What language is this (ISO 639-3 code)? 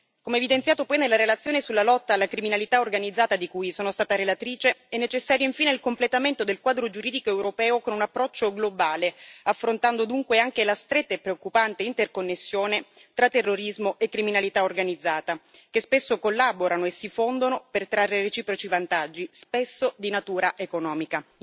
ita